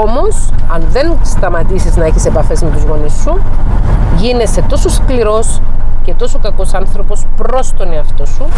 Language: Greek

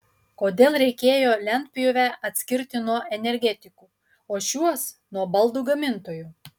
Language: Lithuanian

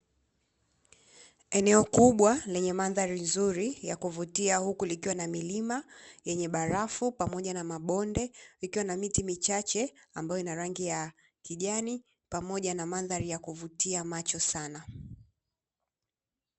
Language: Swahili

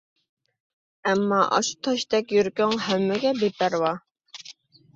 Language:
Uyghur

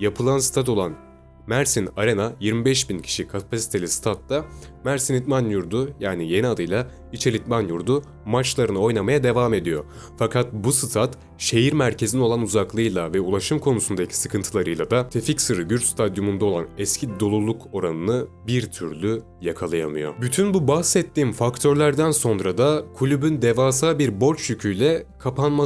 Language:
Turkish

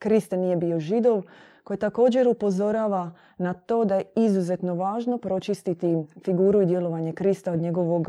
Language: Croatian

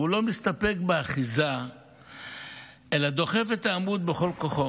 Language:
Hebrew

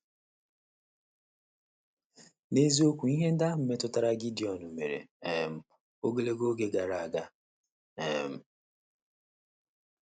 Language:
Igbo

